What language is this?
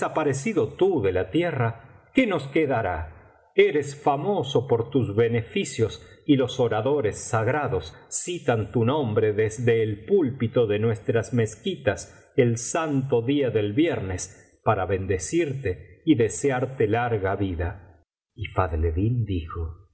Spanish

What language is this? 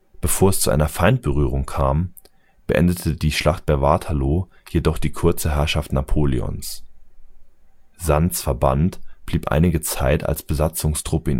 German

